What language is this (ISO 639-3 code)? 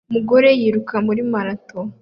kin